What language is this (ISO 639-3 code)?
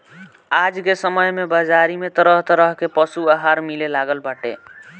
bho